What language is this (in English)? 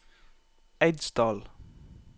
Norwegian